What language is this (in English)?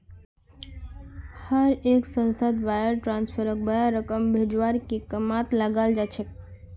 Magahi